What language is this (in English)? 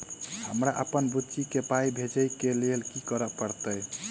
Maithili